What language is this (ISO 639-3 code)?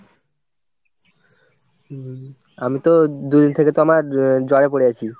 ben